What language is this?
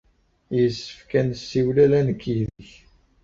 Kabyle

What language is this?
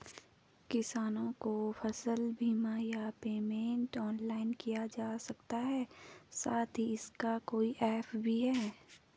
Hindi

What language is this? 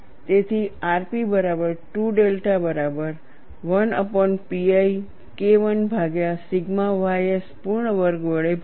Gujarati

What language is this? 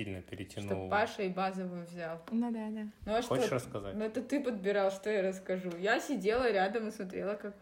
Russian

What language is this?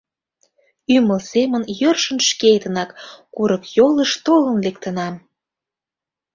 Mari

